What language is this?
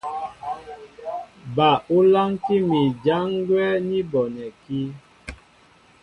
Mbo (Cameroon)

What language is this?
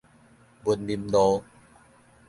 Min Nan Chinese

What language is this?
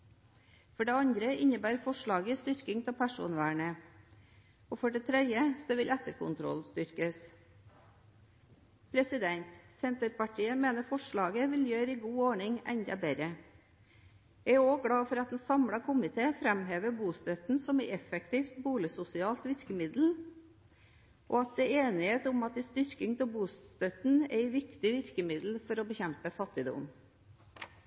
Norwegian Bokmål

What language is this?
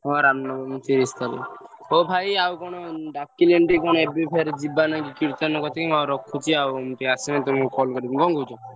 Odia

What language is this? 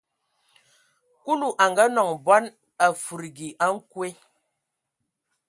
Ewondo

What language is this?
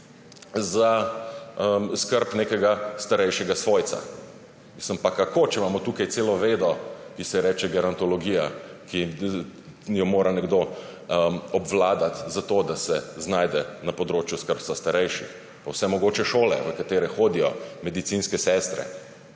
Slovenian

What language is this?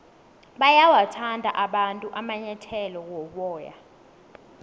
South Ndebele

